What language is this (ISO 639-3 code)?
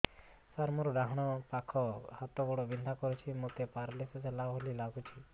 ori